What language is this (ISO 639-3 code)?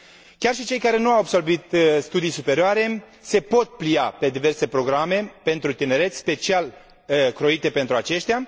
ron